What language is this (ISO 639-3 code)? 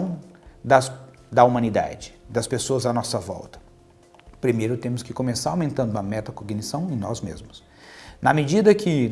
por